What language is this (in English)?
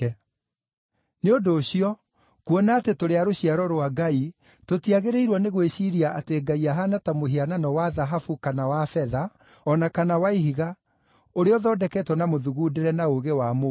Kikuyu